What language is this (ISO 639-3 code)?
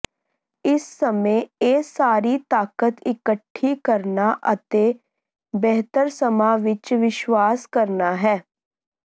pan